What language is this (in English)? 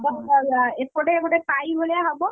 Odia